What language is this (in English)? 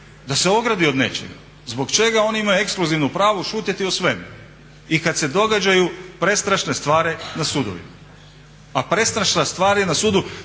Croatian